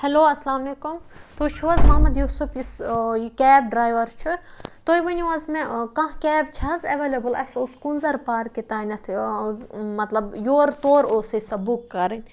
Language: Kashmiri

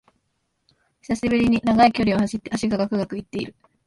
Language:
Japanese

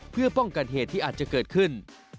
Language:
Thai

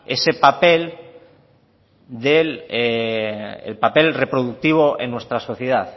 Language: Spanish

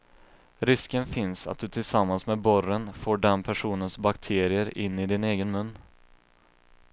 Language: Swedish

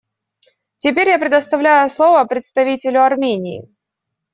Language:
Russian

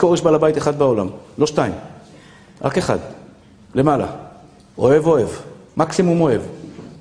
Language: Hebrew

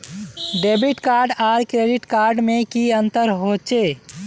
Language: Magahi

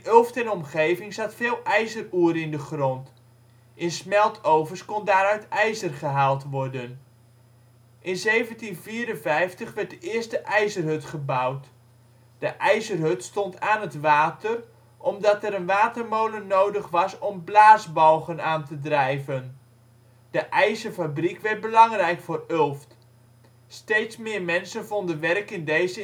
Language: Dutch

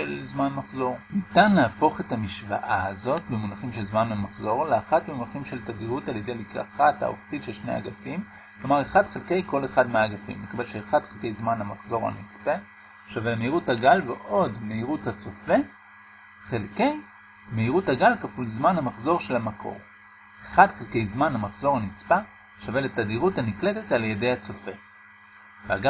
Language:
Hebrew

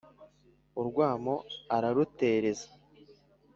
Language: Kinyarwanda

